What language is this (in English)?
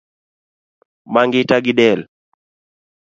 Luo (Kenya and Tanzania)